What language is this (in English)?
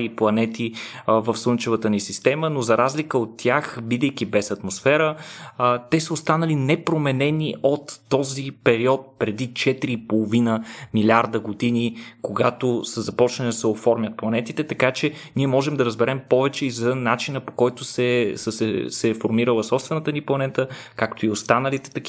Bulgarian